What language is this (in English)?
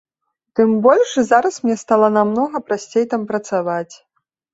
Belarusian